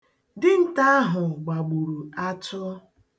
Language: Igbo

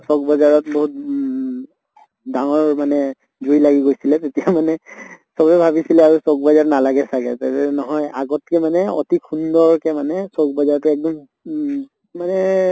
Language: Assamese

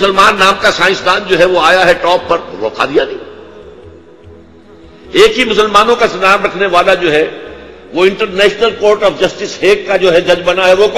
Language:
Urdu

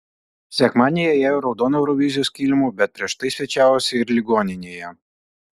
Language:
Lithuanian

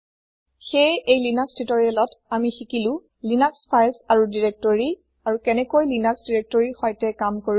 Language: Assamese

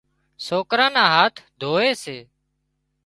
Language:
Wadiyara Koli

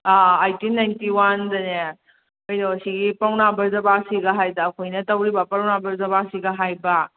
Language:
Manipuri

